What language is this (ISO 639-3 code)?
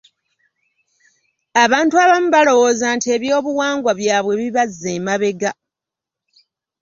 lug